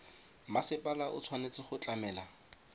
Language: Tswana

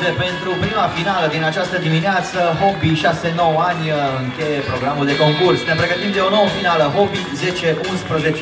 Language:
Romanian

